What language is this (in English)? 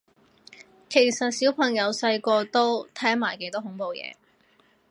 Cantonese